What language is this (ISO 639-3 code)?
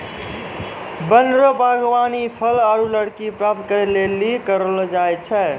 mai